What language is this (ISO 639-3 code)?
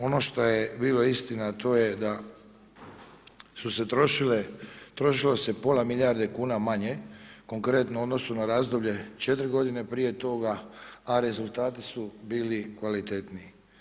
hrv